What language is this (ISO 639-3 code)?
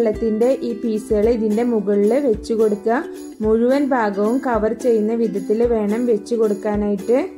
tur